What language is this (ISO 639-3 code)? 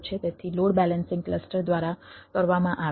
guj